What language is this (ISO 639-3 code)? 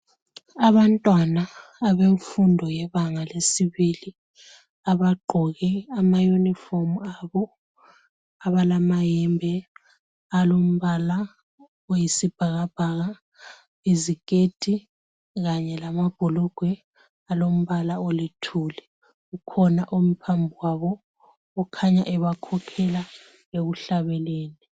nde